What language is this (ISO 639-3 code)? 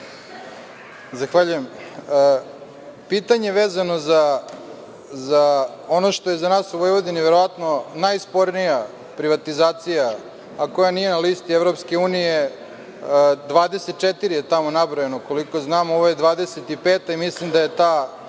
srp